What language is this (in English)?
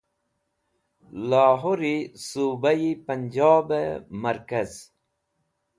Wakhi